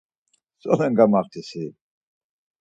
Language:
Laz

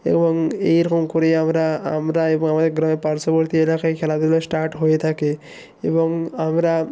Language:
Bangla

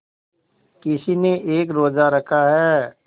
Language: Hindi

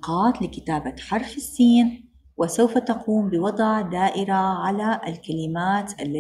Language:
Arabic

